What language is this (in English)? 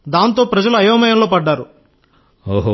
Telugu